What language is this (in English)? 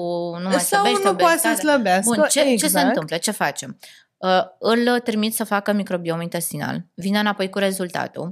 Romanian